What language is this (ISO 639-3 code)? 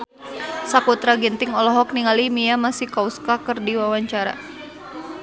sun